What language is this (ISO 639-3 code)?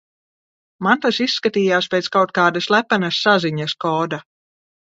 lav